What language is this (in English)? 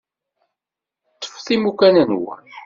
Kabyle